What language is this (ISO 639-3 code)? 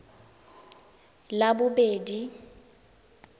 tsn